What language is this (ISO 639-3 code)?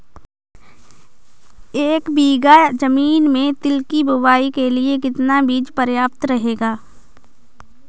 hin